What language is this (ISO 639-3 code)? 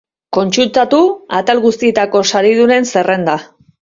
eus